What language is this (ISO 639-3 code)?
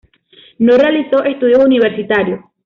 spa